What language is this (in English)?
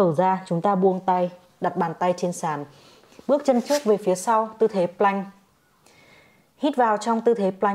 Vietnamese